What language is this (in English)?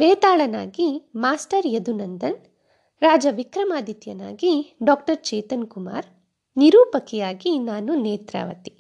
Kannada